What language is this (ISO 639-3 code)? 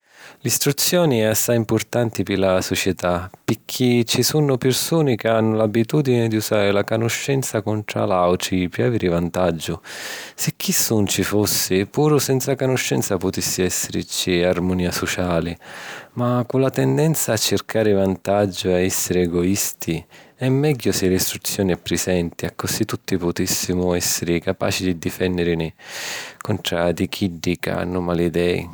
scn